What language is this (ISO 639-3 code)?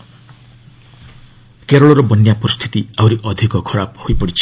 ori